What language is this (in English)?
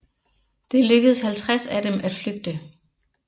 Danish